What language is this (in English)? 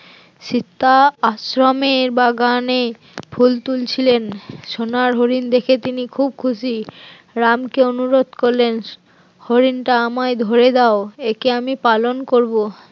Bangla